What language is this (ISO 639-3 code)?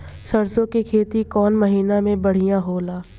bho